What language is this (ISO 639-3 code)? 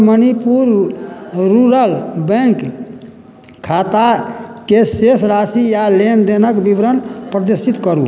mai